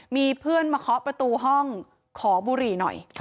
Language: Thai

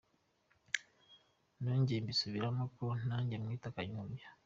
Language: Kinyarwanda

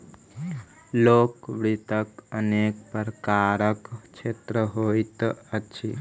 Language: Maithili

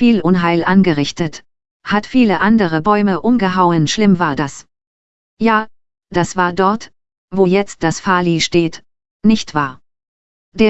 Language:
German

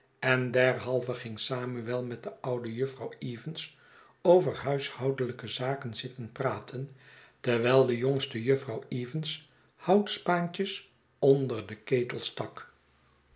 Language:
Dutch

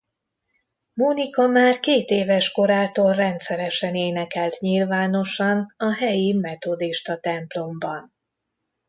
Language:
Hungarian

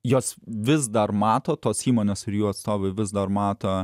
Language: Lithuanian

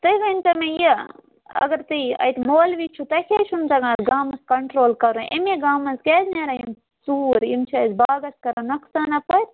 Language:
Kashmiri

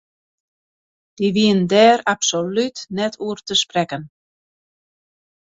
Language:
Western Frisian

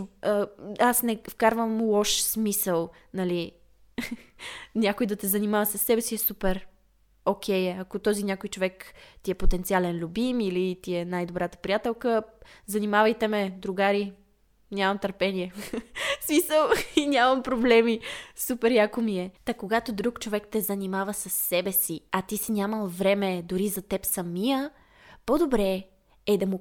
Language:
Bulgarian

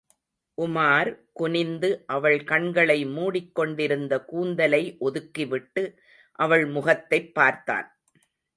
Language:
Tamil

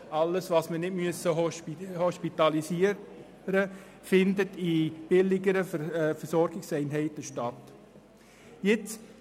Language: Swiss German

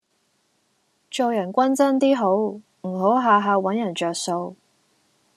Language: Cantonese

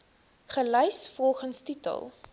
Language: Afrikaans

